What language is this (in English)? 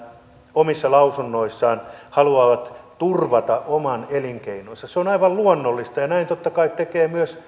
Finnish